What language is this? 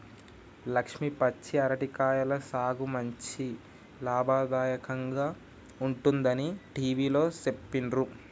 Telugu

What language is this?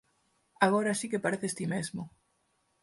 Galician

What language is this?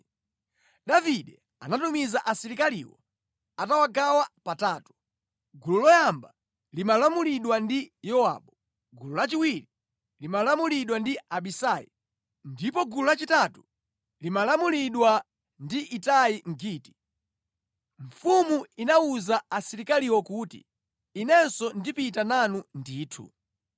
Nyanja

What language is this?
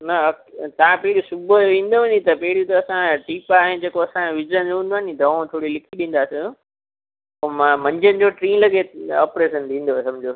Sindhi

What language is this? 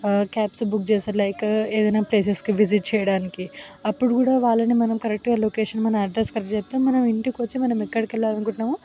Telugu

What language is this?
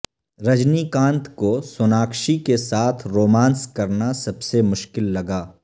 Urdu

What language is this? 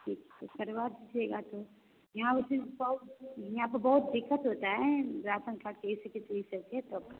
Hindi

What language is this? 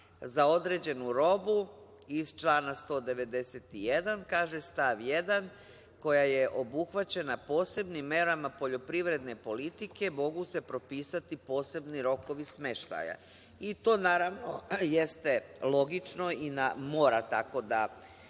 Serbian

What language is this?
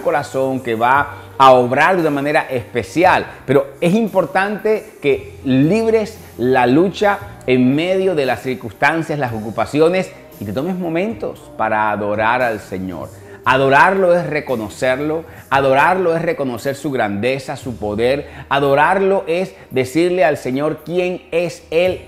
Spanish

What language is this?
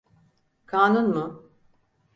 Turkish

